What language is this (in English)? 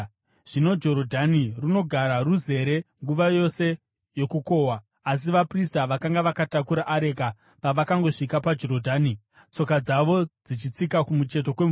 Shona